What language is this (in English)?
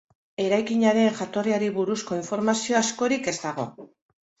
Basque